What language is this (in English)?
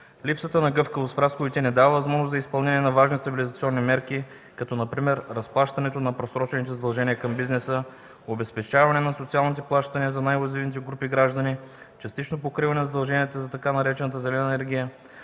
Bulgarian